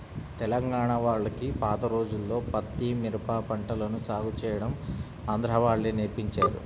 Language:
Telugu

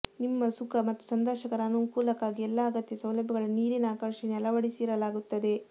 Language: Kannada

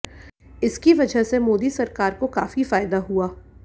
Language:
Hindi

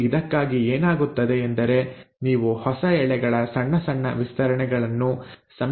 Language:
Kannada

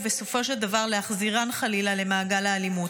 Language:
Hebrew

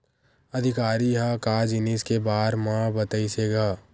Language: Chhattisgarhi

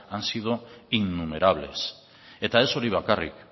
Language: Basque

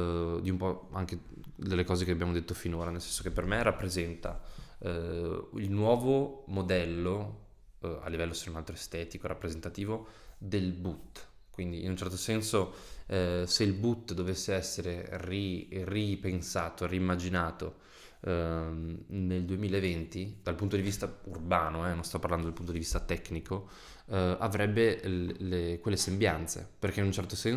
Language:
Italian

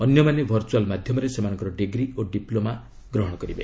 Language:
Odia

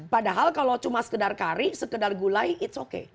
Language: Indonesian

